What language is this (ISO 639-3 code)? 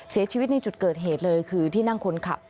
tha